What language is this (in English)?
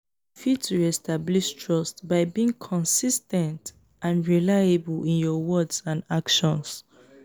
Nigerian Pidgin